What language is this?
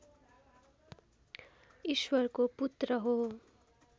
Nepali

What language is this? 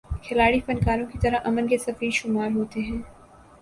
Urdu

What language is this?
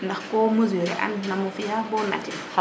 Serer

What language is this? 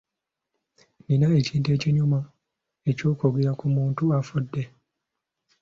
Ganda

